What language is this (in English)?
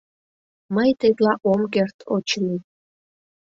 Mari